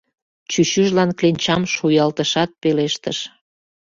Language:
Mari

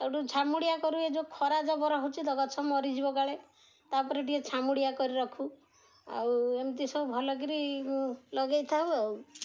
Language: Odia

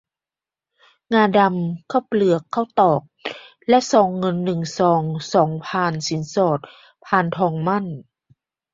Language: Thai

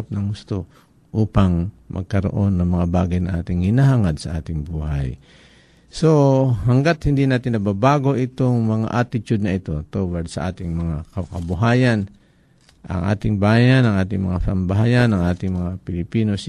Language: Filipino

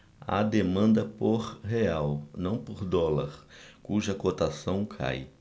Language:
Portuguese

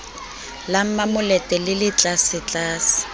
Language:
Southern Sotho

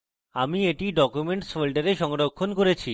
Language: Bangla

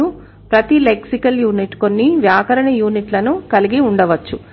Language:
Telugu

